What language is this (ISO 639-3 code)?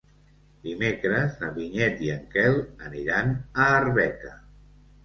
cat